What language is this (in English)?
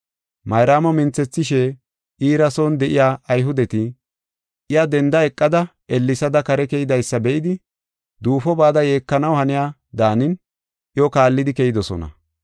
Gofa